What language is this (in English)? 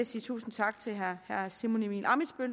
Danish